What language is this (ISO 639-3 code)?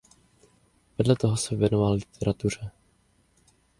ces